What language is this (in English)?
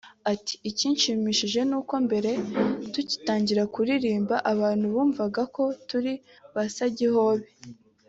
Kinyarwanda